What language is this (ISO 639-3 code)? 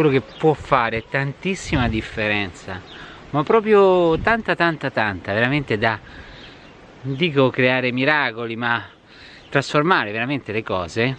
ita